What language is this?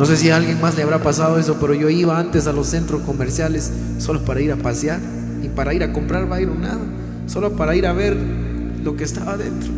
Spanish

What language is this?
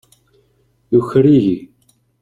Kabyle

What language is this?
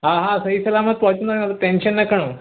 Sindhi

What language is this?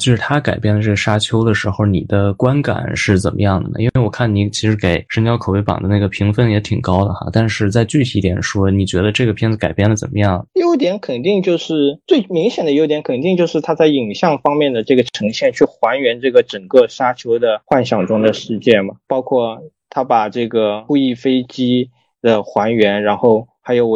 Chinese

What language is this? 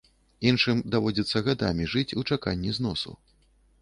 Belarusian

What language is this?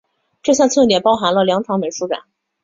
Chinese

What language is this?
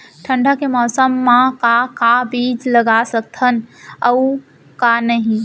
Chhattisgarhi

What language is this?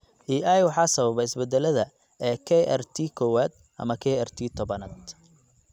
Somali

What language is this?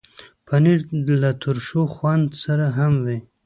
Pashto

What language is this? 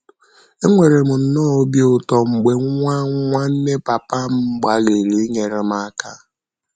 Igbo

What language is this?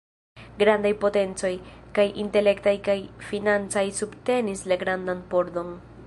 Esperanto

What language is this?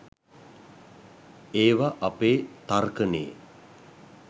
Sinhala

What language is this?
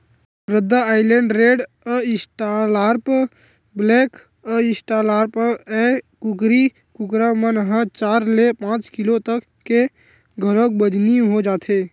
Chhattisgarhi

